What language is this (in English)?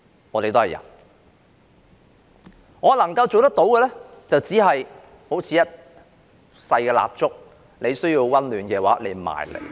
Cantonese